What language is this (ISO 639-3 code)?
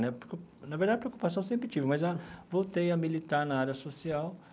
por